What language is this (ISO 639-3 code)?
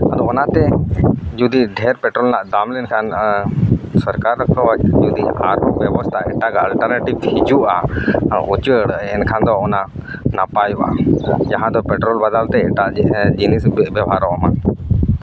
sat